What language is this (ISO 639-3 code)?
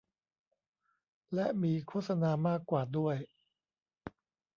tha